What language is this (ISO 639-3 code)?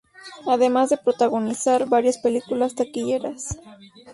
spa